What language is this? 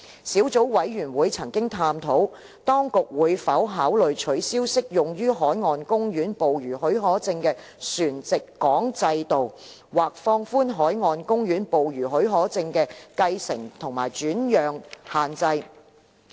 Cantonese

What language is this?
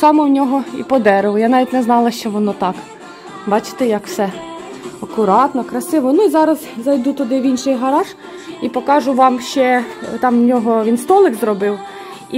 Ukrainian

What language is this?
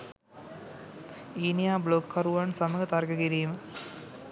Sinhala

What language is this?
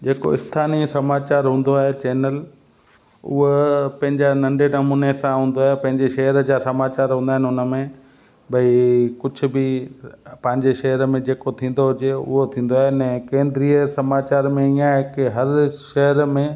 Sindhi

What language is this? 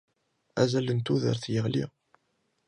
Kabyle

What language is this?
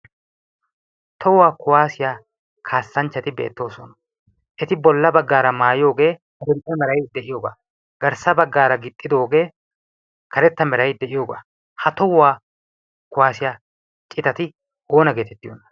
Wolaytta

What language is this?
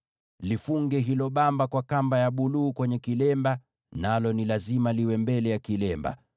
Swahili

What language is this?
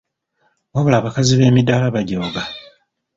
Ganda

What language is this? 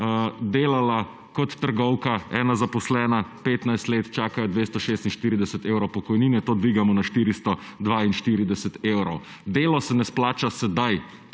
Slovenian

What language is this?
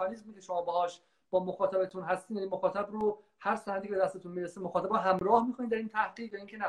Persian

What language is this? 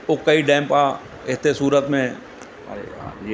Sindhi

